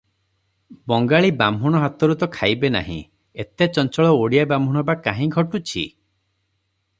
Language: Odia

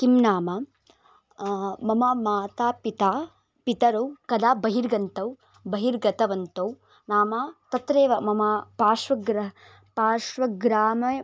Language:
Sanskrit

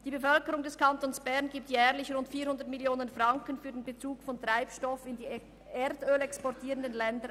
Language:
Swiss German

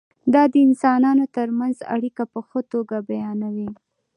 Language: Pashto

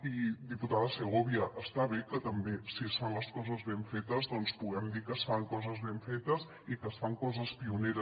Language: Catalan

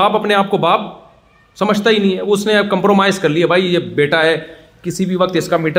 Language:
Urdu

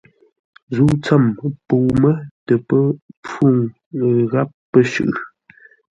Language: Ngombale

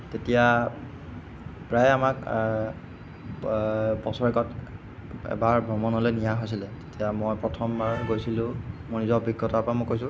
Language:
Assamese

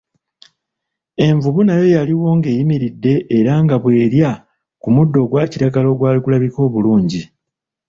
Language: Ganda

